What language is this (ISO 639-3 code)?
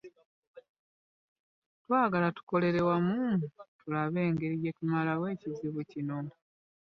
lug